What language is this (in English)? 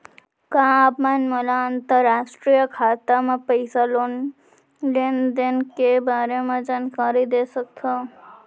Chhattisgarhi